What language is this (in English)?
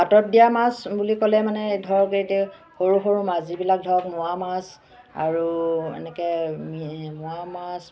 Assamese